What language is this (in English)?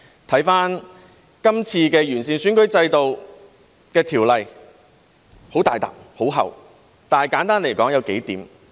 Cantonese